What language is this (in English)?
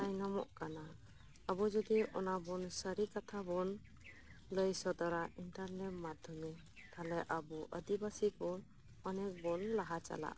Santali